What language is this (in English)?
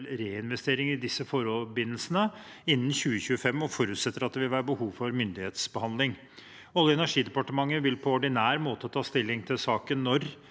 Norwegian